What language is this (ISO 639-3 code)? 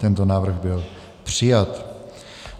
ces